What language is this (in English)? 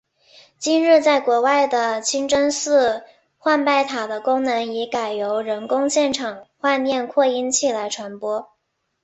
Chinese